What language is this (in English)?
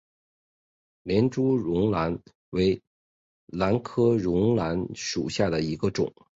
Chinese